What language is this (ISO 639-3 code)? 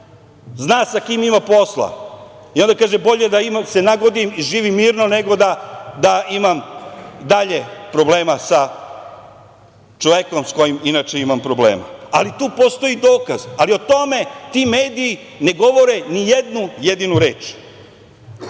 srp